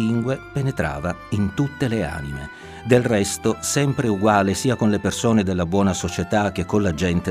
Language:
Italian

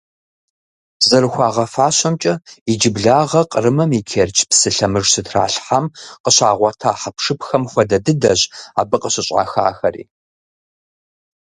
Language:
Kabardian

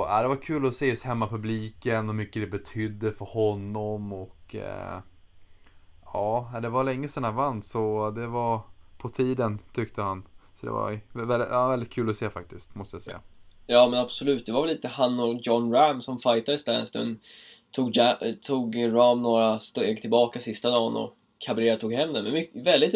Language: Swedish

